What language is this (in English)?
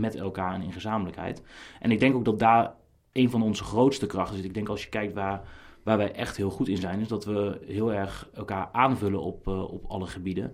Dutch